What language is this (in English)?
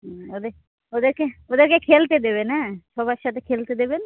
Bangla